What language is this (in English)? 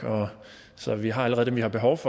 Danish